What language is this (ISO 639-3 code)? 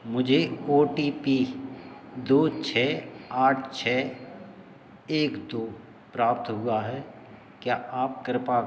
hin